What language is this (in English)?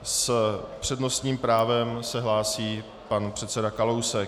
Czech